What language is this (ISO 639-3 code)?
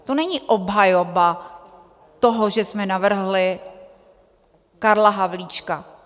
ces